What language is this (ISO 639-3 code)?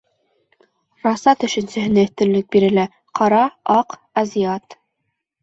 bak